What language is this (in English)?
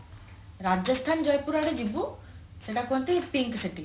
Odia